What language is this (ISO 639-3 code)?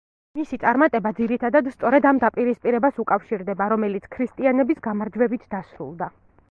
kat